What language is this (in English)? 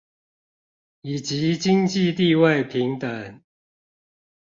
Chinese